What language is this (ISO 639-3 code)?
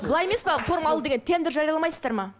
kaz